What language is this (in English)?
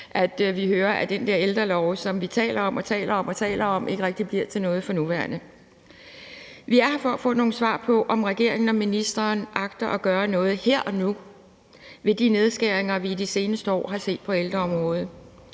Danish